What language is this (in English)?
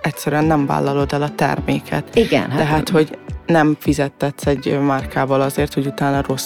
Hungarian